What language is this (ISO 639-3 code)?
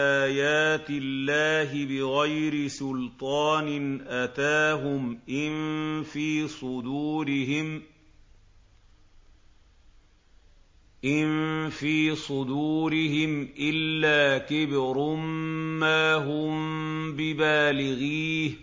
ara